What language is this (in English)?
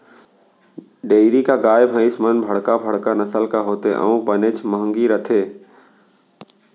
Chhattisgarhi